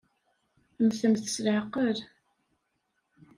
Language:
Kabyle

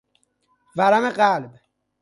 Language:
Persian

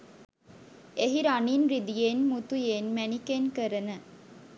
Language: Sinhala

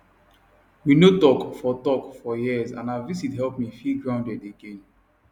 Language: Nigerian Pidgin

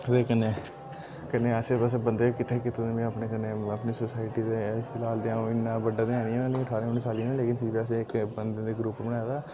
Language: Dogri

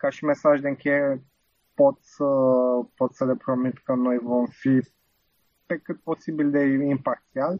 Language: Romanian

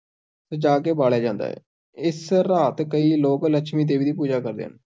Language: Punjabi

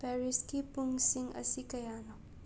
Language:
Manipuri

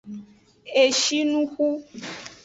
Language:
Aja (Benin)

